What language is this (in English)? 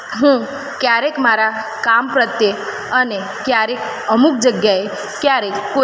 Gujarati